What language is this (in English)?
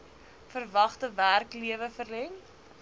Afrikaans